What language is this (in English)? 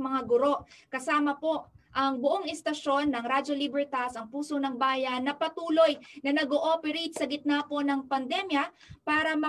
Filipino